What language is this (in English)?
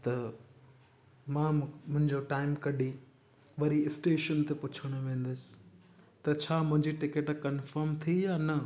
Sindhi